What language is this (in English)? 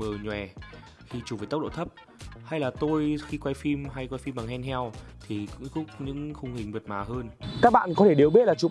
Vietnamese